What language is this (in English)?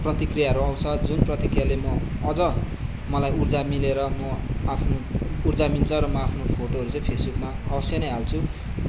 Nepali